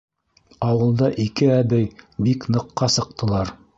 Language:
Bashkir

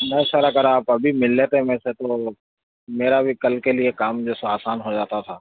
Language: Urdu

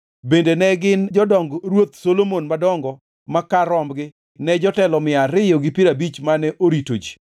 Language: Luo (Kenya and Tanzania)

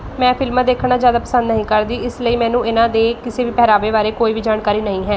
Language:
Punjabi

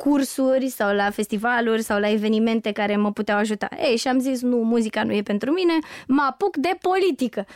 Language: Romanian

